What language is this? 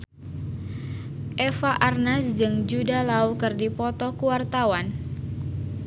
Sundanese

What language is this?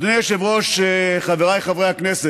Hebrew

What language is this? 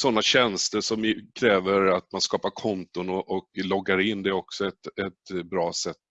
Swedish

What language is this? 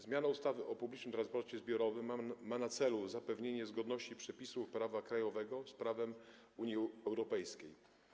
Polish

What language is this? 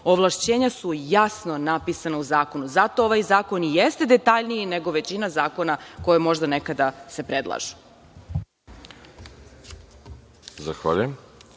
Serbian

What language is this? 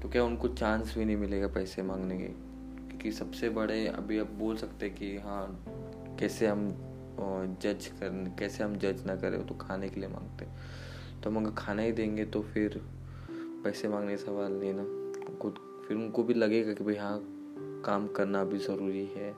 Hindi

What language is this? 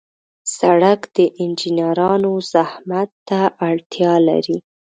Pashto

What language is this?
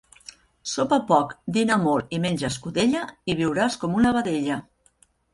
Catalan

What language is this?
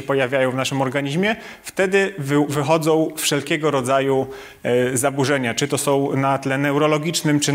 Polish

